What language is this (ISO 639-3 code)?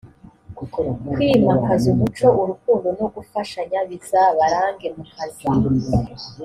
kin